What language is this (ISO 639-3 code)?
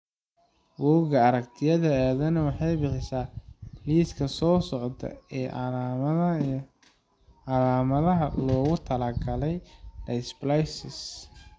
som